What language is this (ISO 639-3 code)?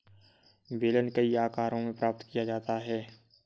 hin